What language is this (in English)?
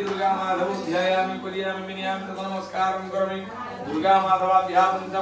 Indonesian